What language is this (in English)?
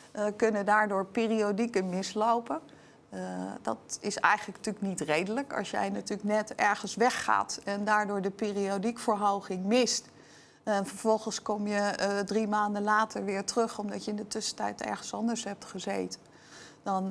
Dutch